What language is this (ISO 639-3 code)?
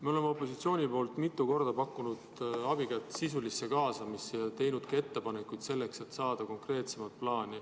est